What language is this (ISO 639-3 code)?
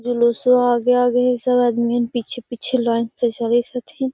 mag